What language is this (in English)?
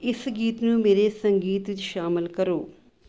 Punjabi